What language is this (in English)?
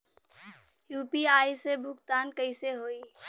Bhojpuri